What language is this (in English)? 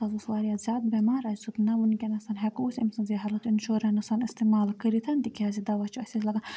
Kashmiri